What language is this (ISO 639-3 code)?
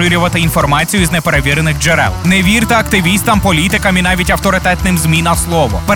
ukr